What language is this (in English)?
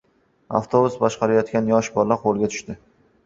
Uzbek